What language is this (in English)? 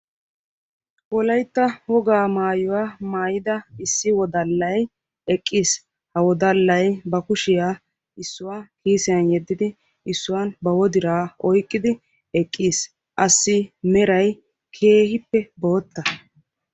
Wolaytta